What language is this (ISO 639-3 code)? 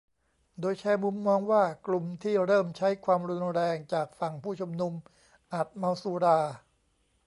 tha